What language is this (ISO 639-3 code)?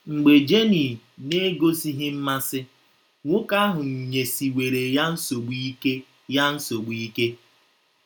ibo